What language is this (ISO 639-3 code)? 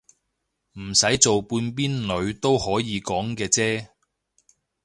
yue